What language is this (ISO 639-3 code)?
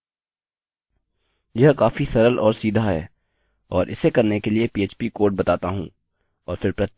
hin